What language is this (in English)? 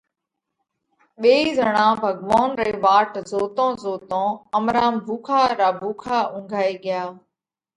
Parkari Koli